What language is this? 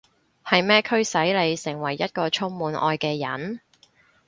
Cantonese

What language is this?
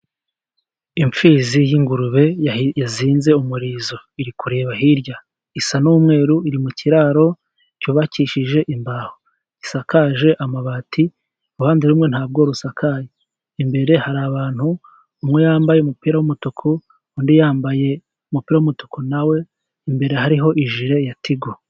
Kinyarwanda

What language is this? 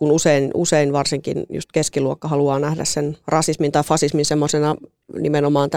Finnish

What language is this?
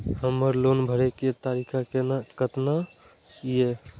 Maithili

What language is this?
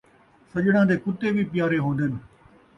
Saraiki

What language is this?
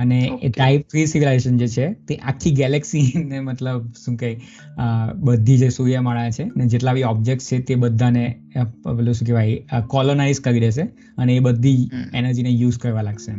Gujarati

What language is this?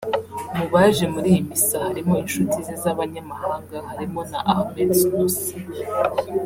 Kinyarwanda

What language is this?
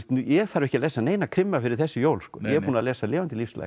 Icelandic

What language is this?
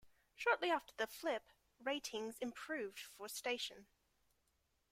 English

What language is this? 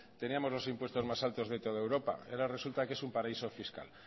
Spanish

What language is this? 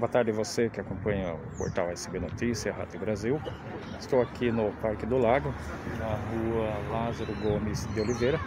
Portuguese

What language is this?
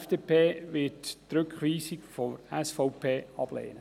Swiss German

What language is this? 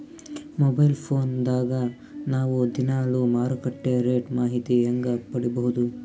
Kannada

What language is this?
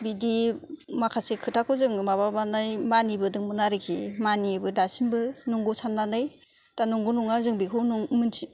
Bodo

